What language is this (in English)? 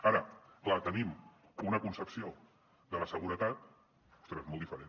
Catalan